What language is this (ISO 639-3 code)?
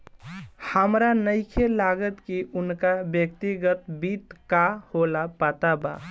bho